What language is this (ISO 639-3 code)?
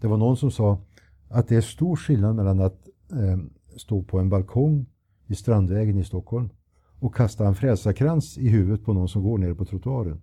swe